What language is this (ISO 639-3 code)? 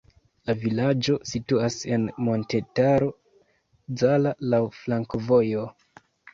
epo